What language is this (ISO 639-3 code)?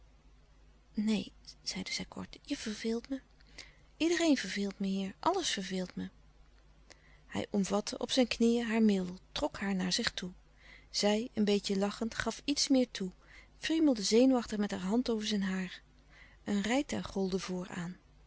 nld